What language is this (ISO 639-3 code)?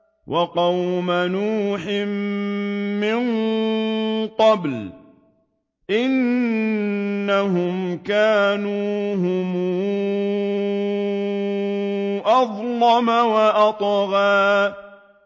ara